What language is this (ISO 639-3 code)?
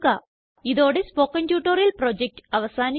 mal